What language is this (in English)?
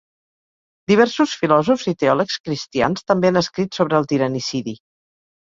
Catalan